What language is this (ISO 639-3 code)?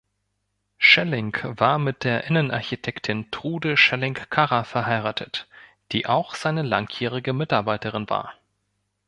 deu